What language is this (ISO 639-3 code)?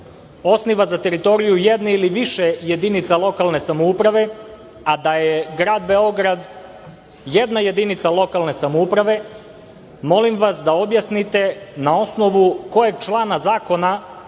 srp